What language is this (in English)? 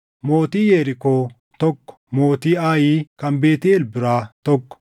Oromo